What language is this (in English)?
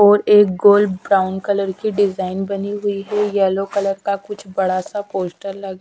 Hindi